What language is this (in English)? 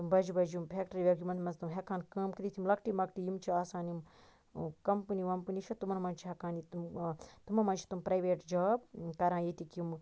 Kashmiri